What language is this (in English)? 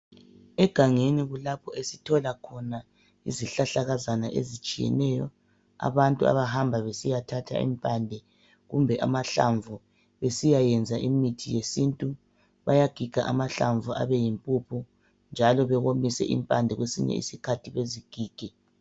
North Ndebele